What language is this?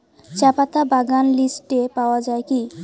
Bangla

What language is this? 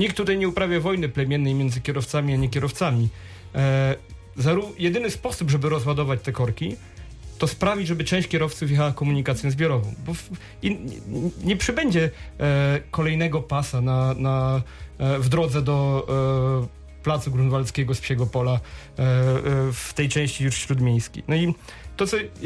Polish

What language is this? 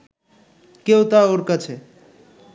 Bangla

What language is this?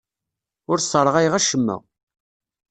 Kabyle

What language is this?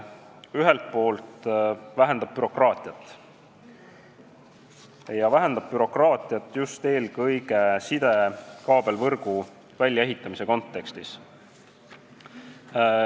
Estonian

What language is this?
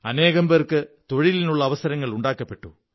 Malayalam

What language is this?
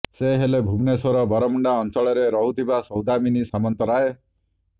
Odia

